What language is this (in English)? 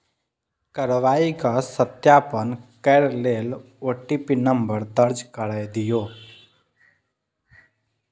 Maithili